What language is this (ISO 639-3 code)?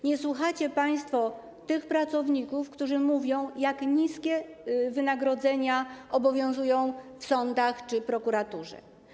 pol